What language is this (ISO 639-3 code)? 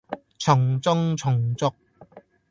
yue